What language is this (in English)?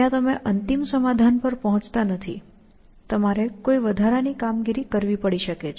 Gujarati